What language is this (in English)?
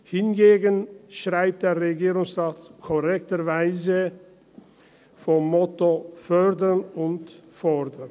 Swiss German